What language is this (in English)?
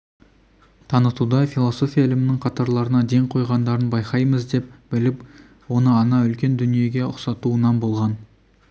Kazakh